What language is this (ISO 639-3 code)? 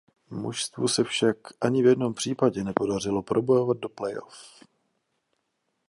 ces